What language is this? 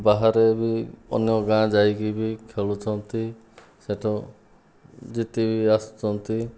Odia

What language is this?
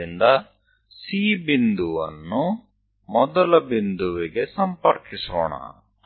Kannada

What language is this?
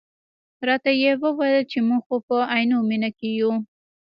Pashto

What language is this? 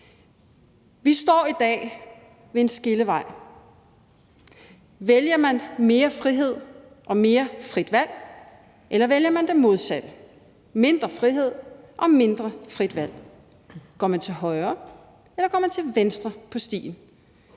Danish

